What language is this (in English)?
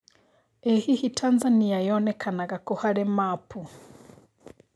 Kikuyu